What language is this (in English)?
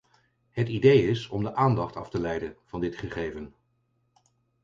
Dutch